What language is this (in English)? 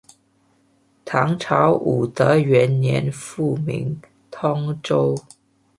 Chinese